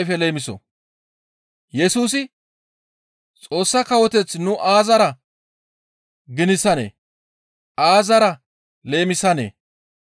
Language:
Gamo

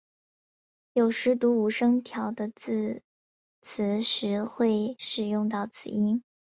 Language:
Chinese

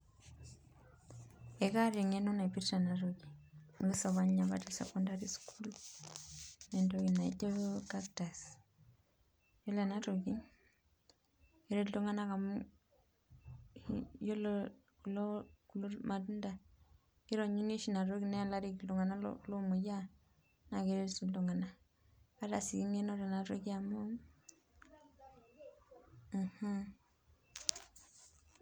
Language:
Masai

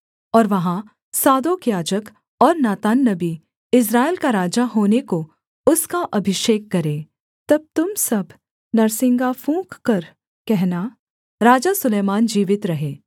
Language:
Hindi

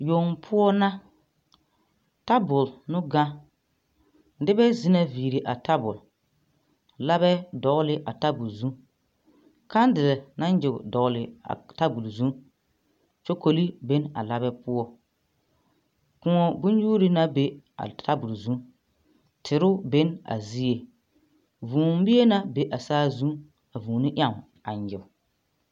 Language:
Southern Dagaare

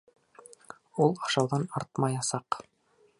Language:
Bashkir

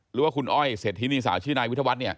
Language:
Thai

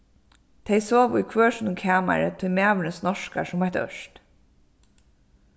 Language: Faroese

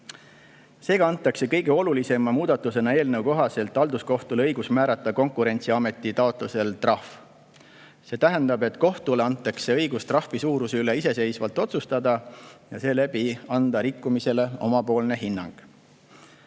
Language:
Estonian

